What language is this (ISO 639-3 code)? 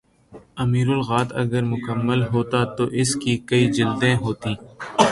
urd